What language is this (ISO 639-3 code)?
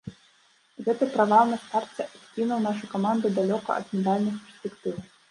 bel